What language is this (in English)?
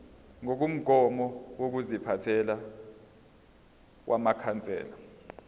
Zulu